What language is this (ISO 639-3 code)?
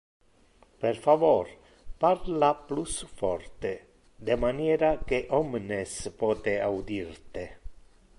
ina